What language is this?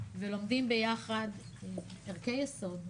Hebrew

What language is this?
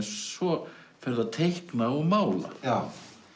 Icelandic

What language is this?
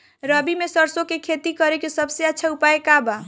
Bhojpuri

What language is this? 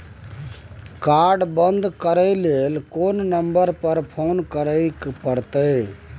Maithili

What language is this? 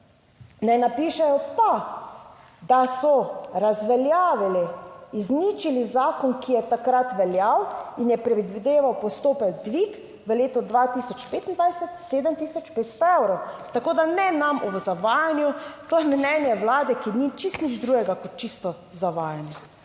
Slovenian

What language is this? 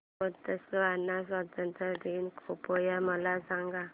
Marathi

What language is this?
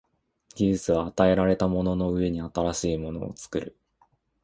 Japanese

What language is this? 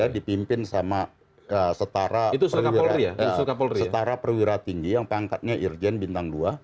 Indonesian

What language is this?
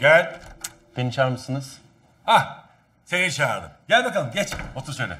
Turkish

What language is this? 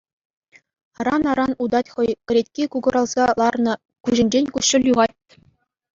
Chuvash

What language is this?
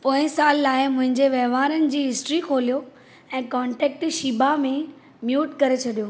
Sindhi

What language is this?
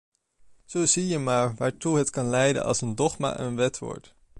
Dutch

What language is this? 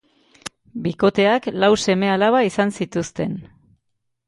Basque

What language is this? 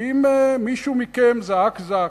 Hebrew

